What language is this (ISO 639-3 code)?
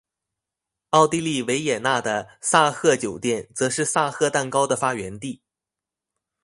zho